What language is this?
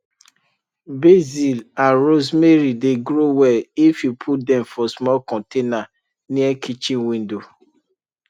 Nigerian Pidgin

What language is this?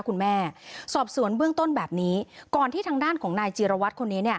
Thai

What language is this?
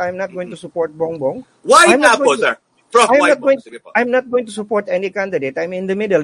Filipino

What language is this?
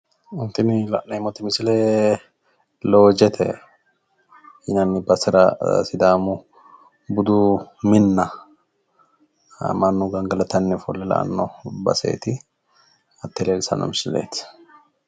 Sidamo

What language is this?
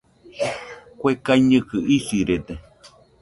Nüpode Huitoto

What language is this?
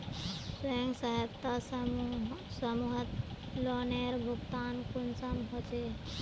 Magahi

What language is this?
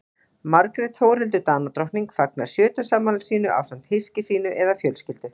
Icelandic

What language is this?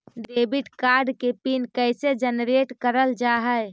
Magahi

